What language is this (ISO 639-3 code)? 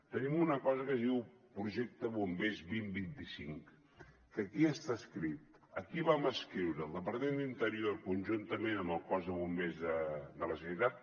cat